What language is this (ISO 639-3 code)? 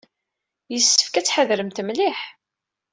kab